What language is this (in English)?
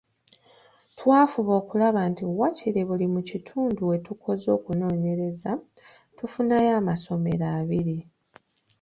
Ganda